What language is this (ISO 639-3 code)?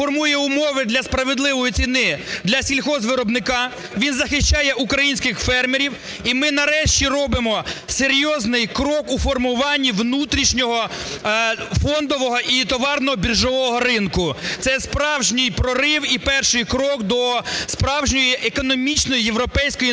ukr